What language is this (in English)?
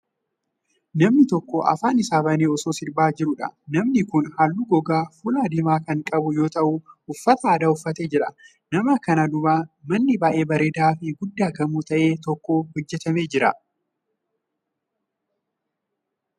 Oromo